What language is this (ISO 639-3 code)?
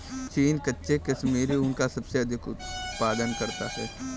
hin